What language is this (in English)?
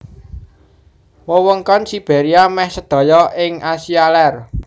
Javanese